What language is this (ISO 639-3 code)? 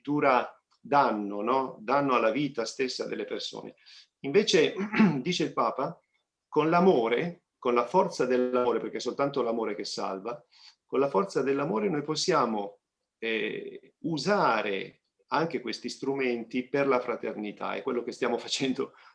ita